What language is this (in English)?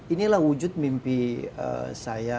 Indonesian